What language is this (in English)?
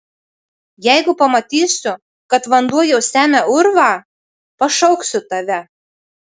Lithuanian